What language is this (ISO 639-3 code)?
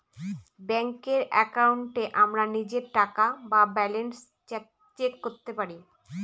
ben